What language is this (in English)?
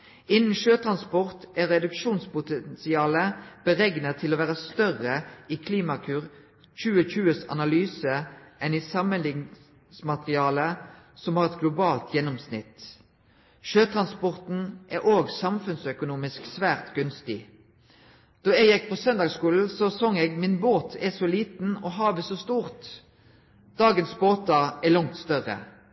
Norwegian Nynorsk